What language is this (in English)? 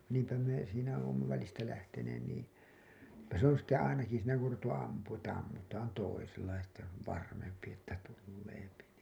Finnish